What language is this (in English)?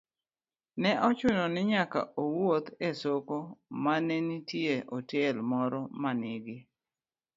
Luo (Kenya and Tanzania)